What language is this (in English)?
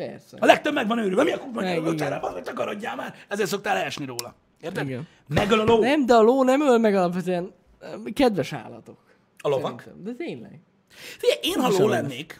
Hungarian